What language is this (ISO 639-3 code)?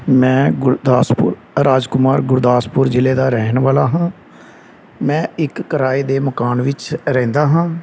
pan